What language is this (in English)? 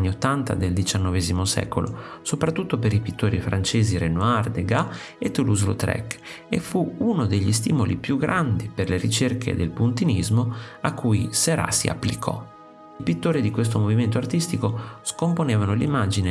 Italian